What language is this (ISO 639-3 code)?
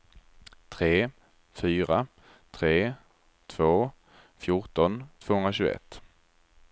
swe